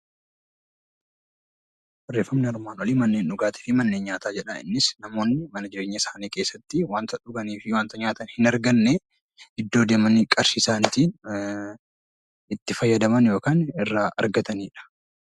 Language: Oromo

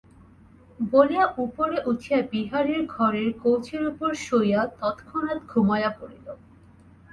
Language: Bangla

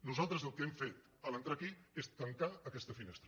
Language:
Catalan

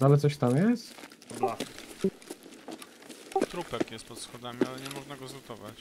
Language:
Polish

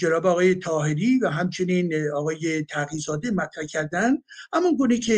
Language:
Persian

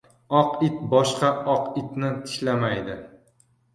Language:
Uzbek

